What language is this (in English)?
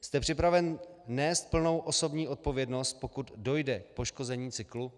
Czech